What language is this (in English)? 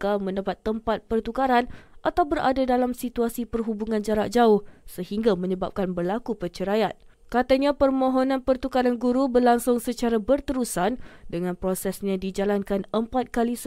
Malay